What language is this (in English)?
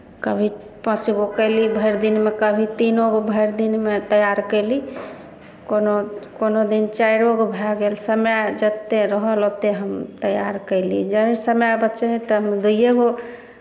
Maithili